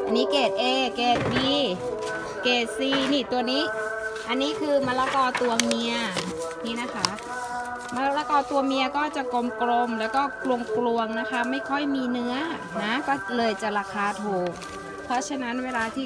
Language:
Thai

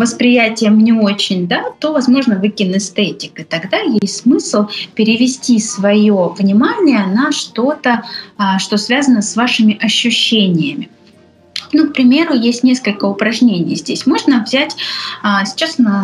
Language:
Russian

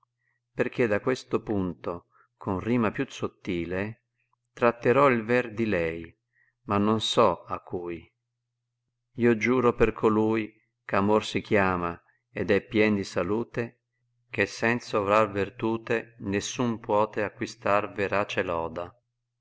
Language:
Italian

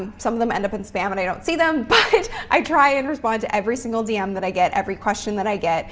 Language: English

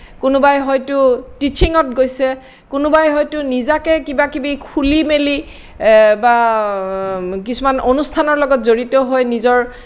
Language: Assamese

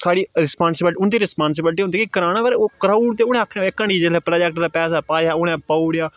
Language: Dogri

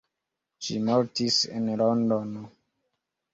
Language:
Esperanto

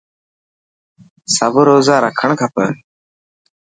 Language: Dhatki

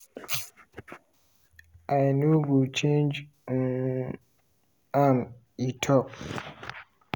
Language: Nigerian Pidgin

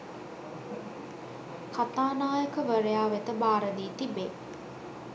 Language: Sinhala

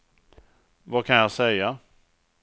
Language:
Swedish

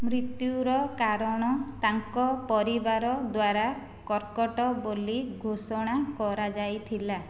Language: Odia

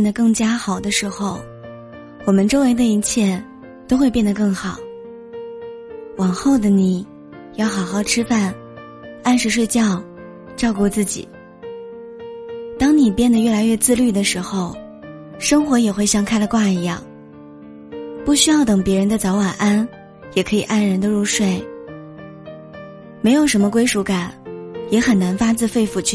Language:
Chinese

